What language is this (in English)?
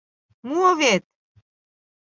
Mari